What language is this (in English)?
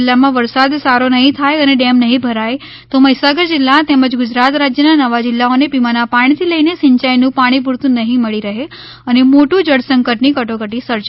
Gujarati